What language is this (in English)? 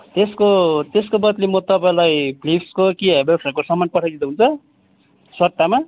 Nepali